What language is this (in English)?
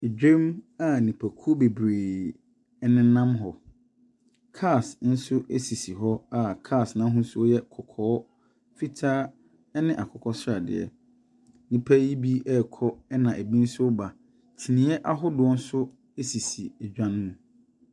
Akan